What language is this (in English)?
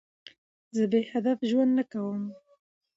Pashto